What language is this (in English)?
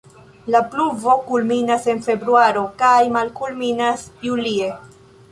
Esperanto